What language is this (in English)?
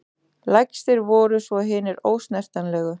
Icelandic